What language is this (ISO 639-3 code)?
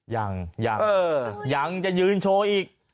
tha